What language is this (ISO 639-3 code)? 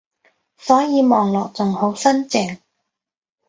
yue